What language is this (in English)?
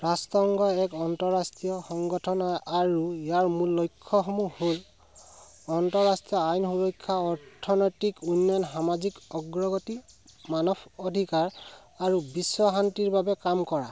Assamese